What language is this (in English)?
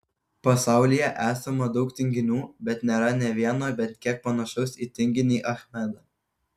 Lithuanian